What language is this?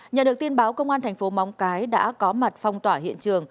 Vietnamese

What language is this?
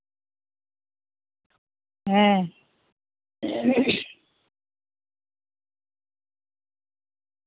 Santali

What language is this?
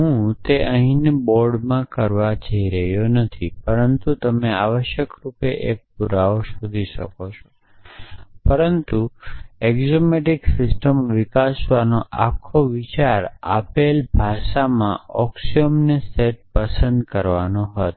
Gujarati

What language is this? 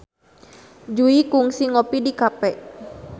Sundanese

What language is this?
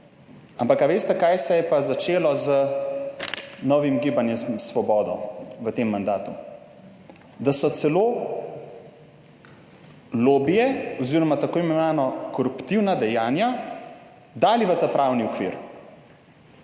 Slovenian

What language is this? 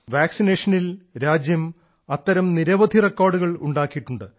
Malayalam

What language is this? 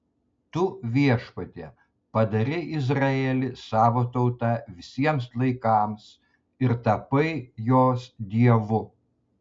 Lithuanian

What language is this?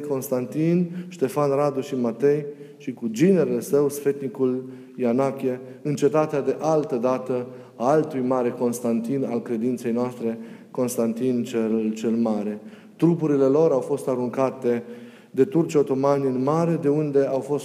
Romanian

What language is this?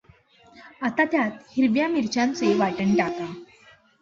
Marathi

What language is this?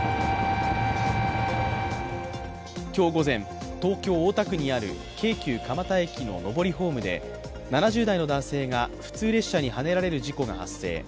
Japanese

